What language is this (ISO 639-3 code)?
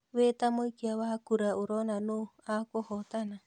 kik